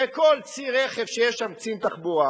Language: Hebrew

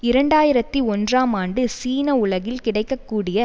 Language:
Tamil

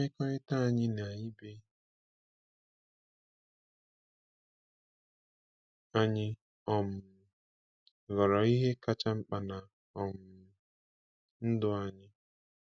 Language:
Igbo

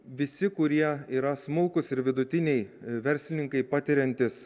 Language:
Lithuanian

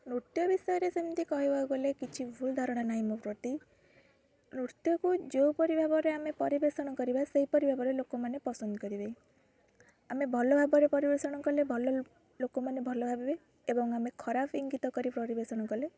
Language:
Odia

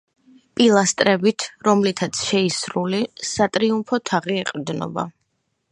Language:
Georgian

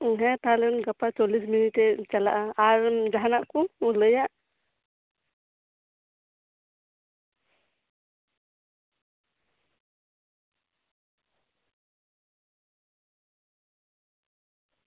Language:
Santali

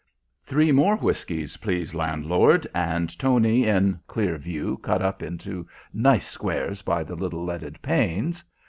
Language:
English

